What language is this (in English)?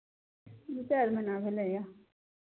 Maithili